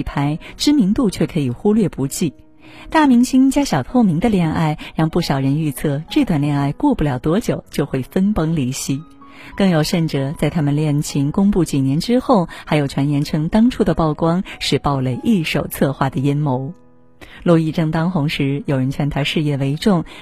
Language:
Chinese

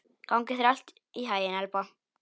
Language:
Icelandic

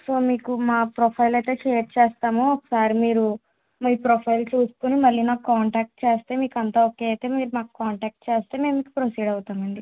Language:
Telugu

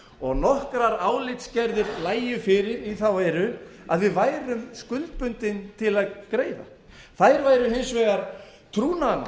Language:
Icelandic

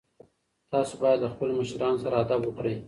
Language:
Pashto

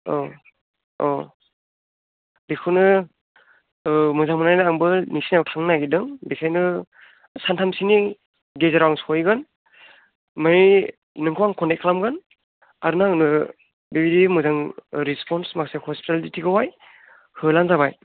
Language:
Bodo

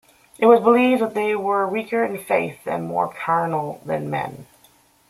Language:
English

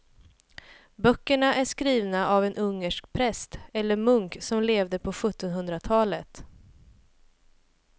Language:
Swedish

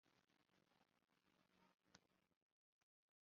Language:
Kabyle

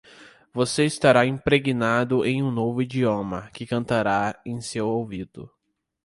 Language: Portuguese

